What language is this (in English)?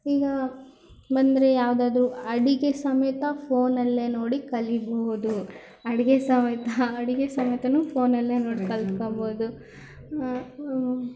Kannada